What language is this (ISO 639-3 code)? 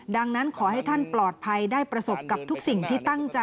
tha